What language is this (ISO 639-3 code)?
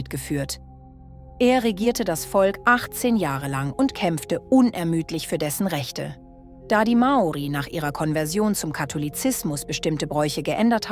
deu